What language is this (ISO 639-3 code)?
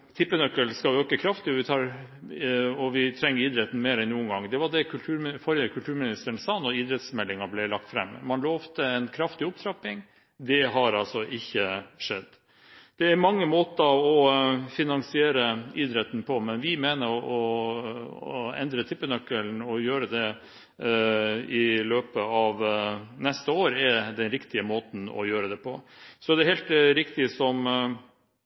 nob